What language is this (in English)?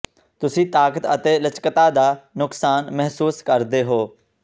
Punjabi